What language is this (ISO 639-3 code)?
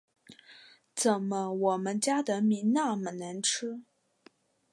zho